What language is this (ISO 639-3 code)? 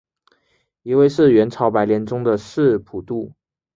zho